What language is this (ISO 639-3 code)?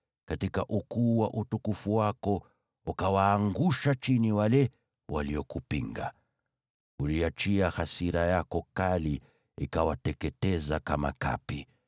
swa